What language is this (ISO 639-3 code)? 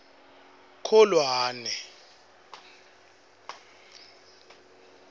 ssw